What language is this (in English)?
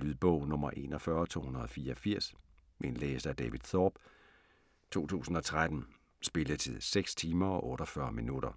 Danish